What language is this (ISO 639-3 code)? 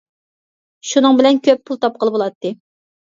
uig